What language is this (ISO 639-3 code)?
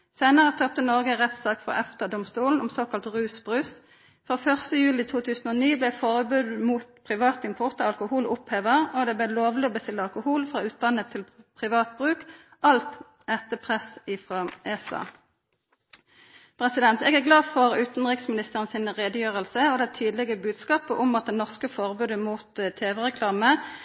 nno